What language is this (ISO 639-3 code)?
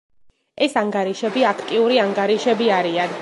kat